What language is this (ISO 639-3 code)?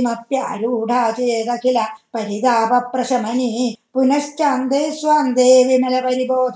tam